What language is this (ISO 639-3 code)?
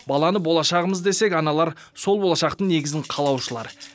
kaz